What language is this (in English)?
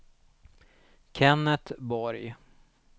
Swedish